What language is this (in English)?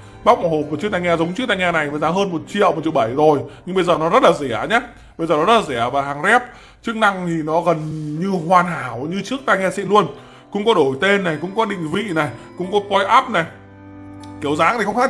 Vietnamese